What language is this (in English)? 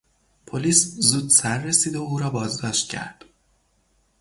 Persian